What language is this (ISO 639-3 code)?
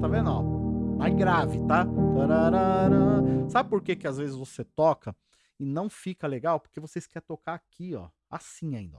por